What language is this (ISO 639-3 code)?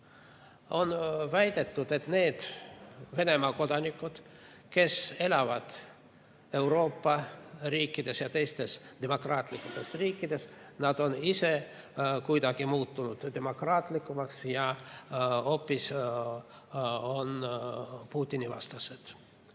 est